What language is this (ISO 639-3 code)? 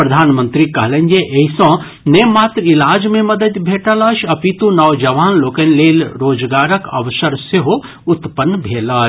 mai